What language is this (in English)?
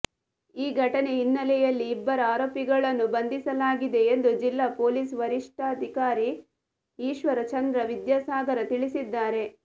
Kannada